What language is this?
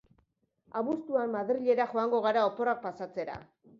Basque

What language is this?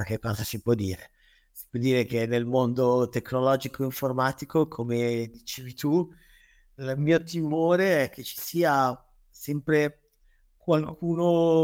Italian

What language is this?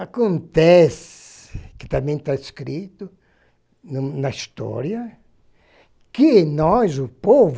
Portuguese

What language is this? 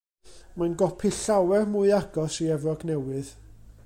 Welsh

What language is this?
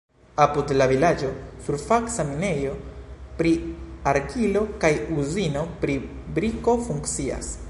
Esperanto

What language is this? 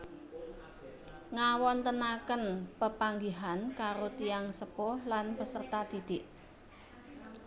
Javanese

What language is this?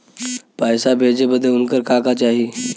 Bhojpuri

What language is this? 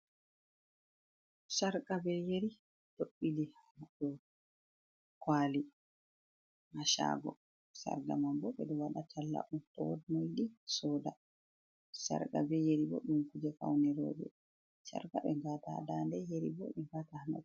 Fula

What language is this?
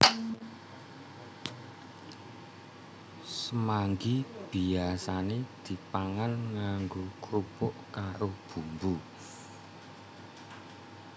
Javanese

